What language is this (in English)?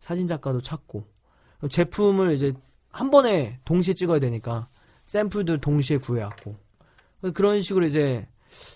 Korean